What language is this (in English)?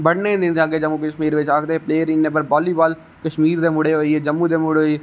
Dogri